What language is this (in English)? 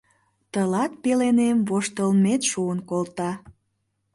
Mari